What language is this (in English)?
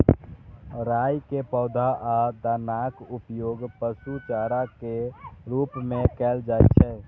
Maithili